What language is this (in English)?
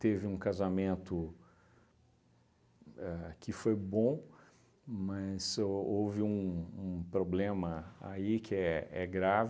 Portuguese